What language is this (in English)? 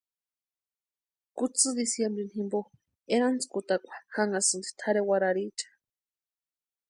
Western Highland Purepecha